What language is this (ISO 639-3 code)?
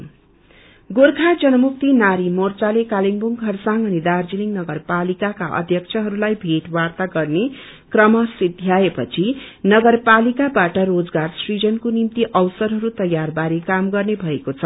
nep